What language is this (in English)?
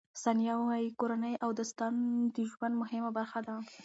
Pashto